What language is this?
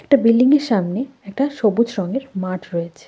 Bangla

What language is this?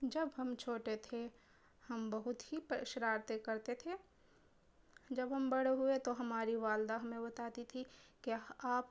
Urdu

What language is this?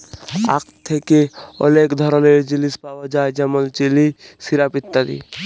Bangla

